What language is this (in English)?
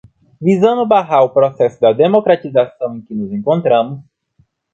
Portuguese